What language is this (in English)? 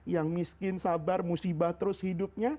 Indonesian